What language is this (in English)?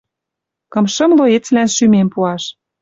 Western Mari